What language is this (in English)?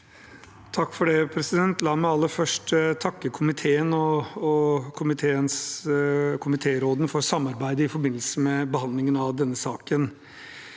Norwegian